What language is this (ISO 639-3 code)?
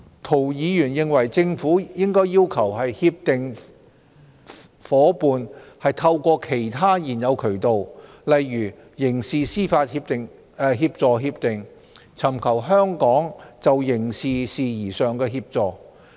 yue